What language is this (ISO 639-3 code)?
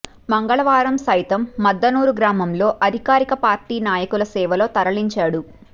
tel